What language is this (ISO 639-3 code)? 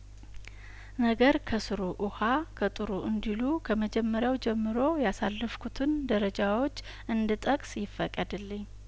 amh